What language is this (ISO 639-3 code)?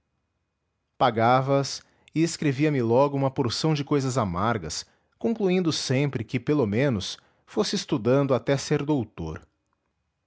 por